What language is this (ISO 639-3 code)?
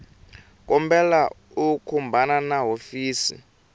tso